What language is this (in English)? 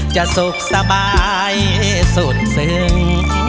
Thai